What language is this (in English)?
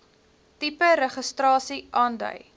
Afrikaans